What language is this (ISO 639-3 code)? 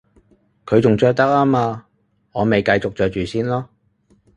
yue